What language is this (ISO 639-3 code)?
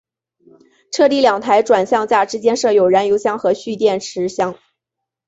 zho